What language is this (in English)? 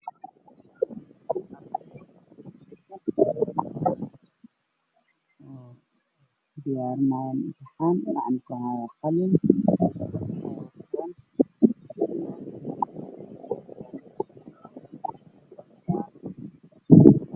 Somali